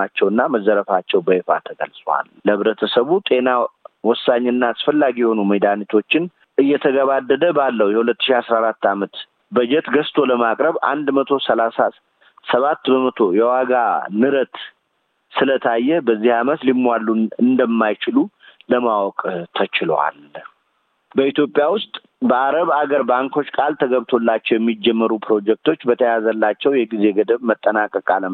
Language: Amharic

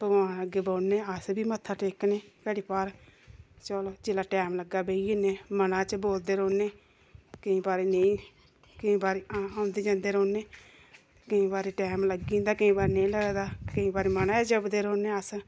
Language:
Dogri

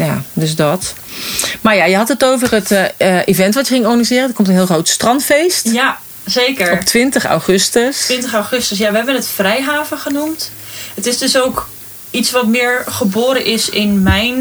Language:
Dutch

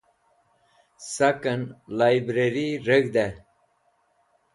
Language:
Wakhi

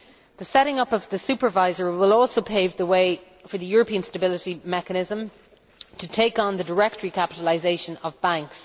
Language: English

